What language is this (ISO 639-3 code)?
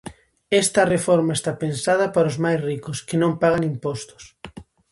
glg